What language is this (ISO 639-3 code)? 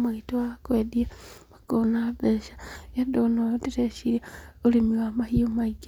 kik